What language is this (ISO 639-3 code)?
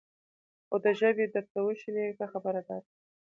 pus